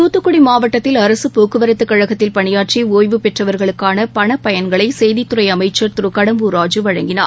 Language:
Tamil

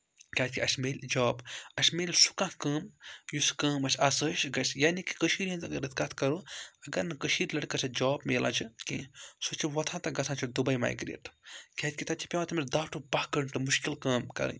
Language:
Kashmiri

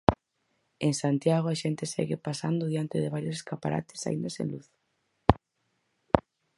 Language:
Galician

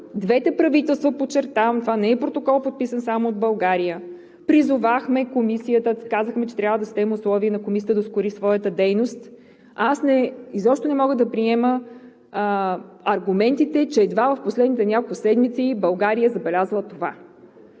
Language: Bulgarian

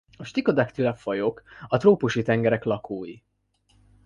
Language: Hungarian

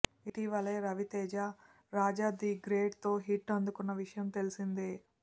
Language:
Telugu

